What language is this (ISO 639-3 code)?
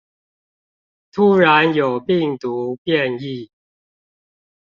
zho